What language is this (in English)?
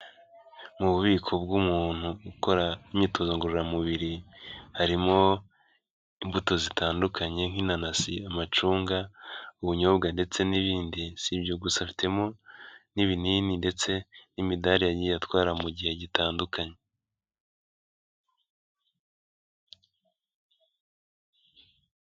Kinyarwanda